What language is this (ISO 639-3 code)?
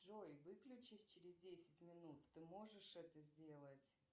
rus